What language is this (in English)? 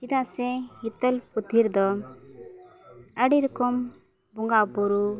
Santali